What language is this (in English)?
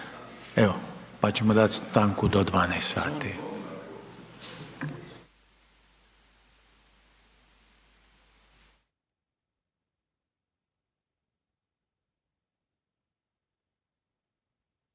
Croatian